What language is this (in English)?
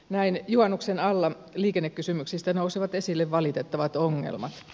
Finnish